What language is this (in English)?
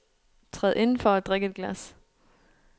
Danish